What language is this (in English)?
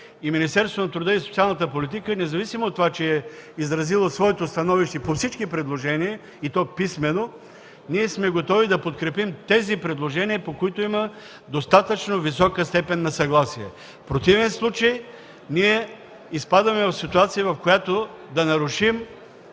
Bulgarian